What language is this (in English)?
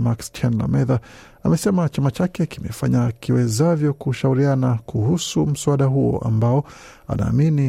Swahili